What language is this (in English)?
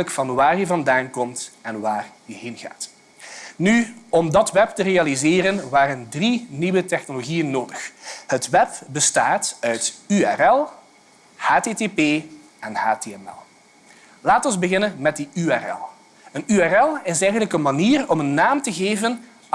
Dutch